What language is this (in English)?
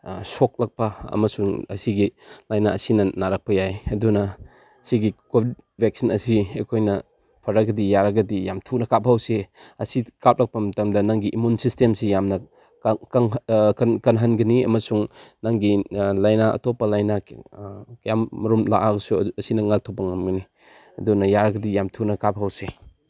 Manipuri